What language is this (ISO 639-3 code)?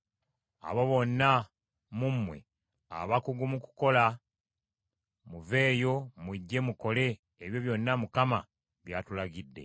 lug